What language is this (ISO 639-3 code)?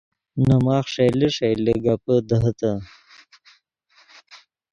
ydg